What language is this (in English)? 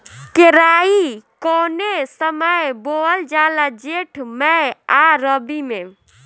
Bhojpuri